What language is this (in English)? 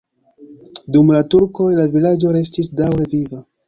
Esperanto